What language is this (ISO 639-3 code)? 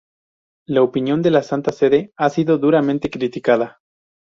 spa